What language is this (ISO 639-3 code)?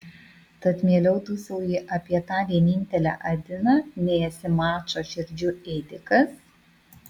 lit